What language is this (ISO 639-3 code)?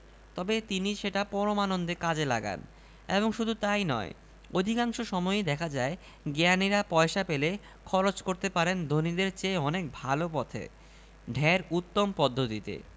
ben